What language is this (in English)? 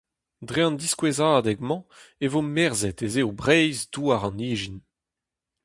Breton